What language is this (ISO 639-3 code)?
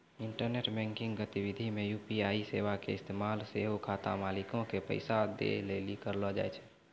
mai